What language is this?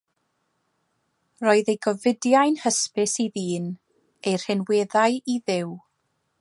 Welsh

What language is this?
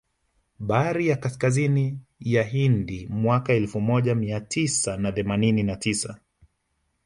Swahili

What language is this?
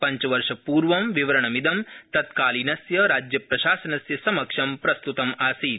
Sanskrit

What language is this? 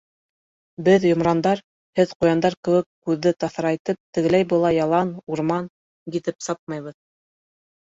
Bashkir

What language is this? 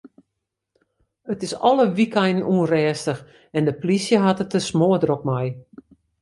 Western Frisian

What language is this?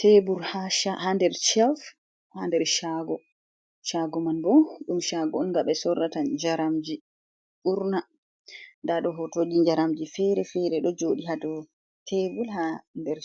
Fula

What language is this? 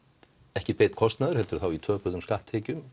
Icelandic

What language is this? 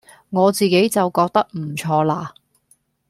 Cantonese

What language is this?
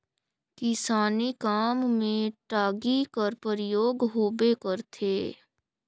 Chhattisgarhi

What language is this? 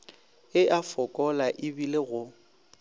Northern Sotho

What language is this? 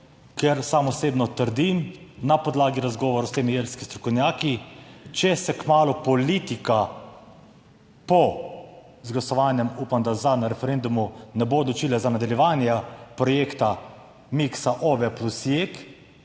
Slovenian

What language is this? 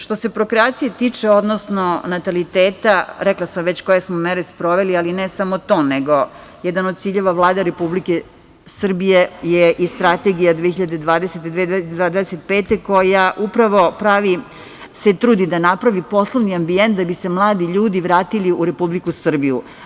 Serbian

